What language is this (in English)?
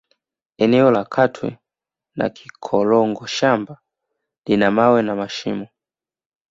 Swahili